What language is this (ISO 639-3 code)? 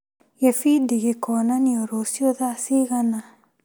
kik